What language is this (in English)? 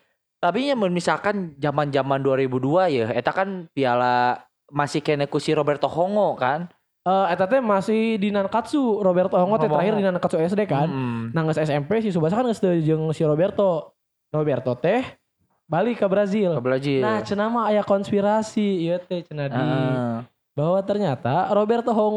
Indonesian